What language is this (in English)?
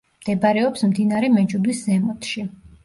Georgian